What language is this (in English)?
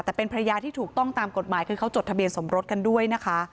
Thai